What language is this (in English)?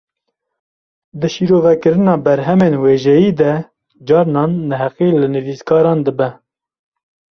Kurdish